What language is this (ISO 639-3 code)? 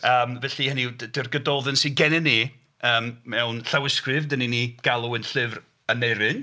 cym